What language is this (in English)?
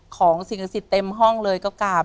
Thai